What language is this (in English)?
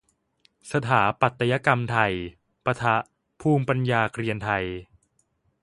Thai